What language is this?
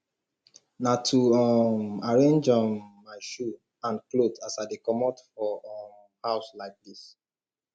Nigerian Pidgin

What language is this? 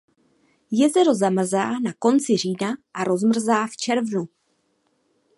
Czech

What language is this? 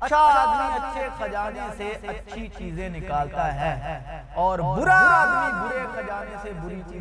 Urdu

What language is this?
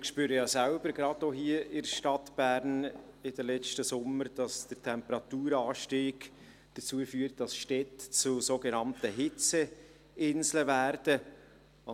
Swiss German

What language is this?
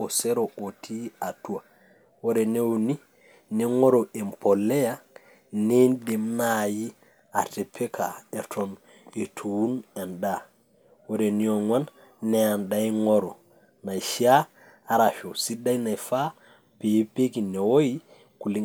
Masai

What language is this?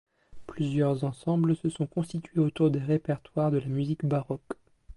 French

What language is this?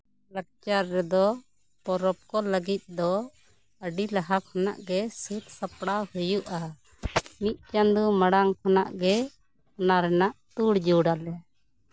Santali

